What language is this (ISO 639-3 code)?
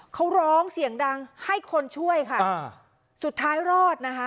tha